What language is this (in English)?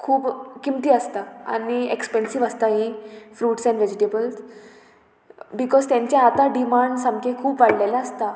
Konkani